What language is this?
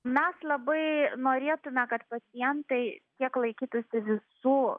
Lithuanian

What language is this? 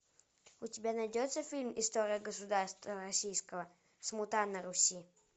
Russian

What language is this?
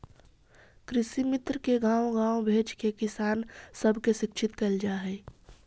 Magahi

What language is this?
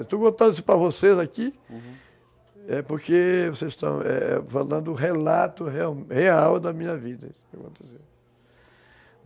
Portuguese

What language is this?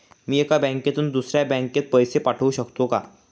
Marathi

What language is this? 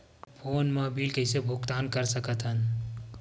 Chhattisgarhi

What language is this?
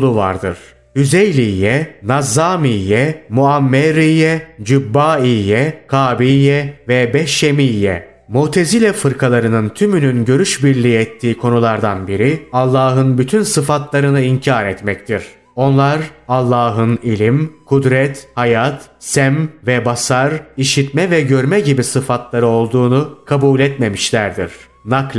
Turkish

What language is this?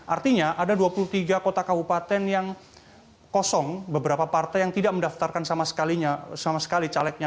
Indonesian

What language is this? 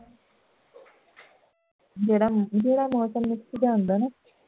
Punjabi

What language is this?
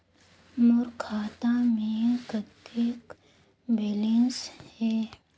Chhattisgarhi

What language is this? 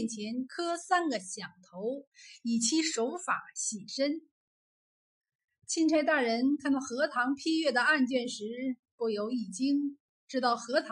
Chinese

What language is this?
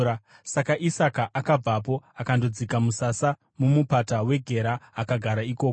Shona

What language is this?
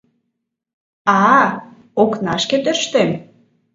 Mari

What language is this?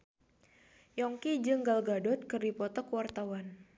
Sundanese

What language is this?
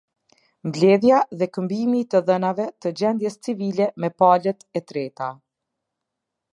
Albanian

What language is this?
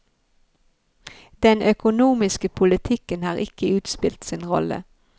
Norwegian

